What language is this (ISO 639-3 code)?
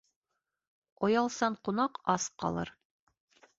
bak